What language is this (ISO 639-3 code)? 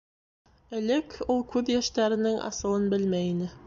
bak